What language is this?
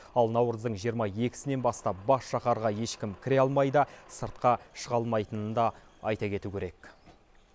Kazakh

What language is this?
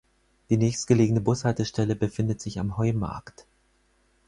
German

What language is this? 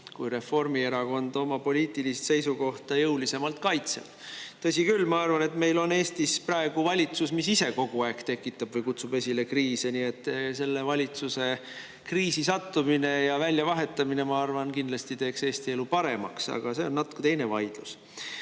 Estonian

